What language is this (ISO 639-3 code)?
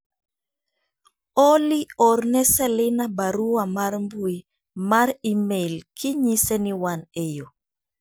luo